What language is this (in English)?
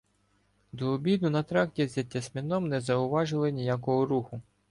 Ukrainian